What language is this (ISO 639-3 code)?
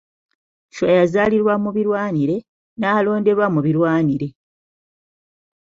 lug